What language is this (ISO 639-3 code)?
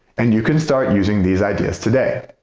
eng